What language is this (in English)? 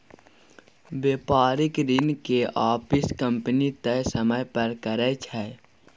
Maithili